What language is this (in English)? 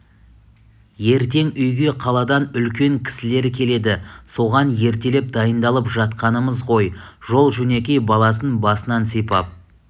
Kazakh